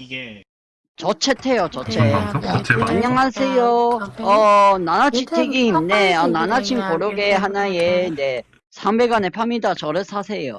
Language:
Korean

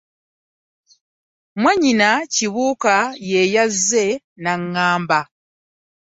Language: Ganda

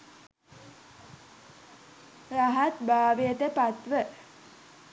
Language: Sinhala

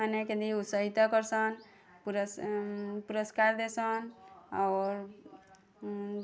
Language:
Odia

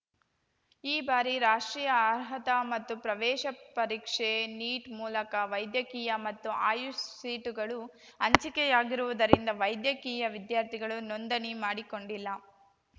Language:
Kannada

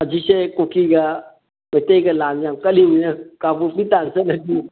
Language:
Manipuri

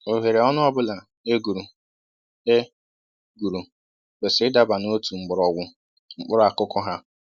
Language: Igbo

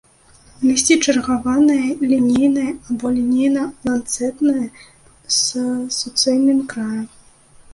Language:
Belarusian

